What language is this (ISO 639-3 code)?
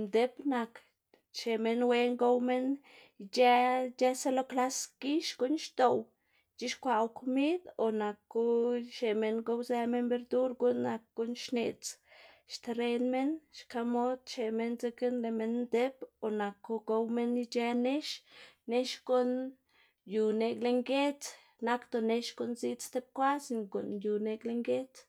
ztg